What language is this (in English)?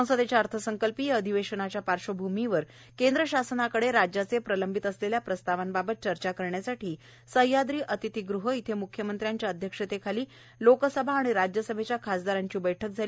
Marathi